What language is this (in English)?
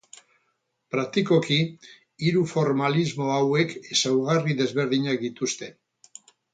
Basque